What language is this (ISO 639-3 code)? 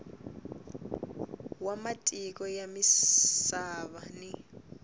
tso